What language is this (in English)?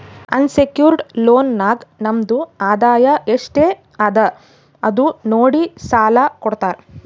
Kannada